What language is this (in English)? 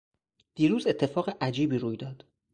Persian